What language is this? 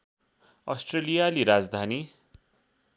Nepali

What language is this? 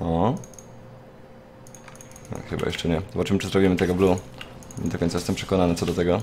Polish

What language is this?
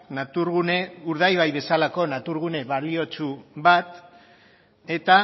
Basque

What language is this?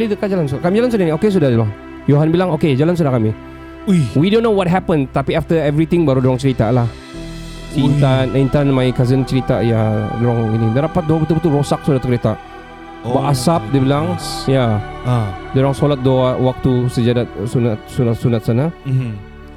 Malay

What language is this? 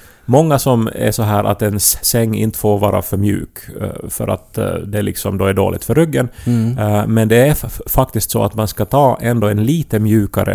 Swedish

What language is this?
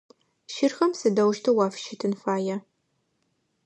Adyghe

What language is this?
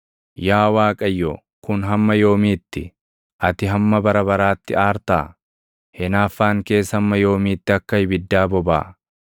Oromo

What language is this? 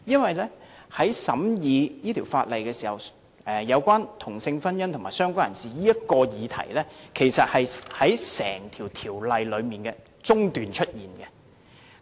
Cantonese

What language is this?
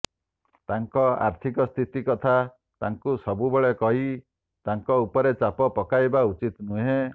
Odia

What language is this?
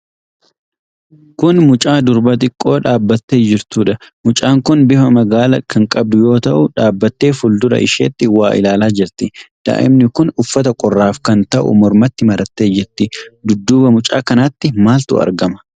Oromo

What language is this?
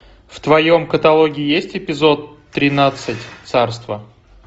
Russian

